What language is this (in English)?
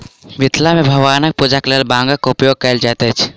Maithili